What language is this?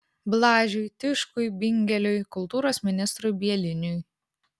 Lithuanian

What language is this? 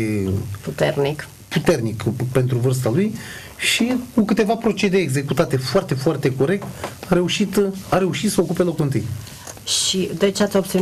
Romanian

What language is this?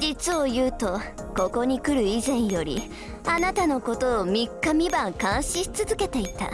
Japanese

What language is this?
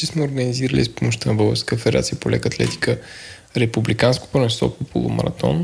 Bulgarian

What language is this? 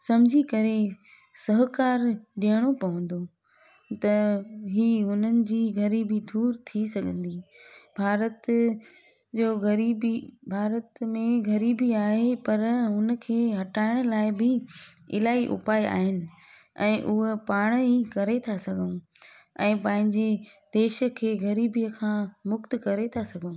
Sindhi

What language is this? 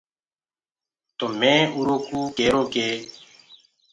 Gurgula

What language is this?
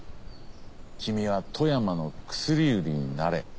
Japanese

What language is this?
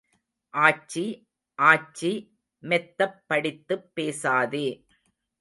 Tamil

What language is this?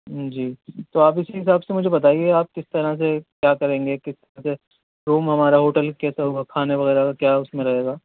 Urdu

